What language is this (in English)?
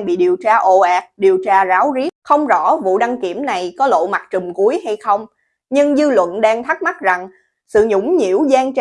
Vietnamese